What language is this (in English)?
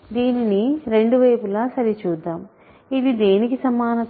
Telugu